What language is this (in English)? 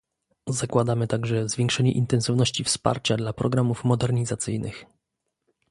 Polish